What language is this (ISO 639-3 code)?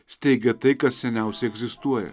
lit